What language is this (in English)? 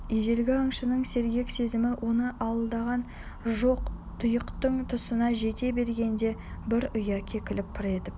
Kazakh